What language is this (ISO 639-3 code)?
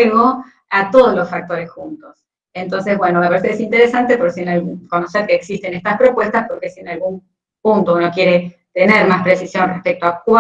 spa